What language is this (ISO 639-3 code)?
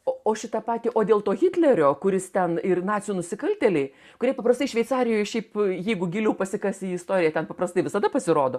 lit